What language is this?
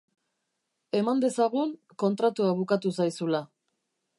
Basque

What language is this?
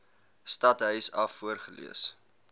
Afrikaans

